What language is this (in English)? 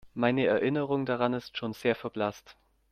German